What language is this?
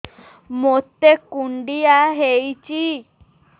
Odia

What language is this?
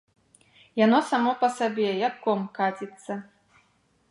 Belarusian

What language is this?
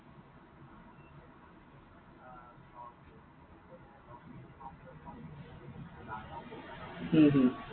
Assamese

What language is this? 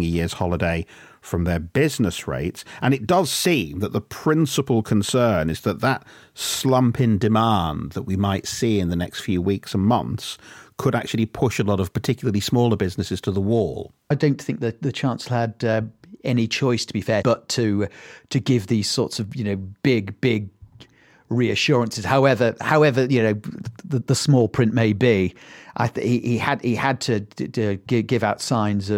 English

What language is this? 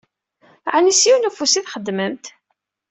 Kabyle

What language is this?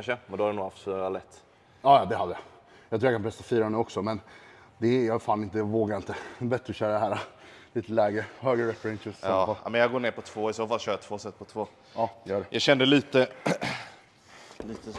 Swedish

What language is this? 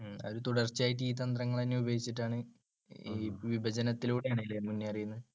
Malayalam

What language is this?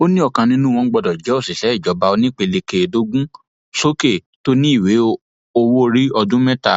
Yoruba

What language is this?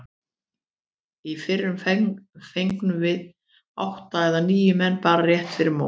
Icelandic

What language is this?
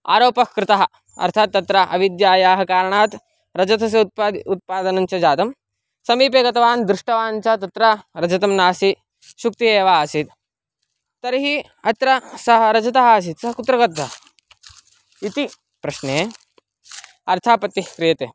Sanskrit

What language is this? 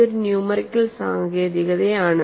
Malayalam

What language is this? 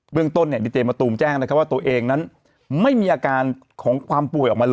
Thai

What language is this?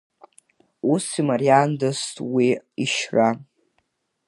Abkhazian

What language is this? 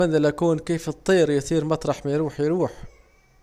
Saidi Arabic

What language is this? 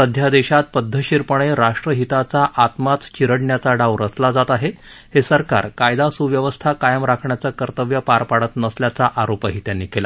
Marathi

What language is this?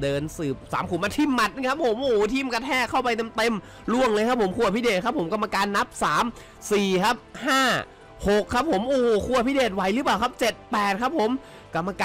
Thai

